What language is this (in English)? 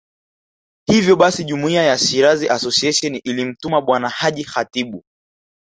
Swahili